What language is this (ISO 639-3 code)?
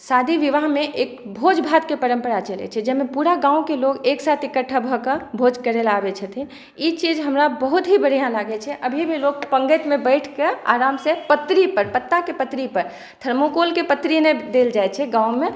mai